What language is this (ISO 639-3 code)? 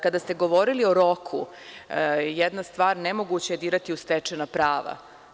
srp